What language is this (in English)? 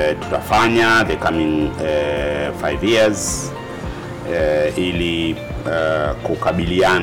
Swahili